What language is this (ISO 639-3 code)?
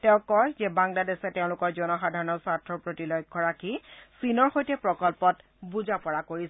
asm